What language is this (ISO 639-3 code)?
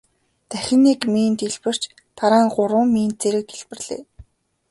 mon